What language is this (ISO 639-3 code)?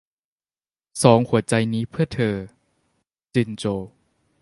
tha